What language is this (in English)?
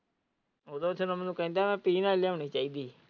Punjabi